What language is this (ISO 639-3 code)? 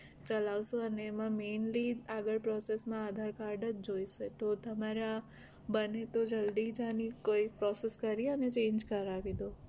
guj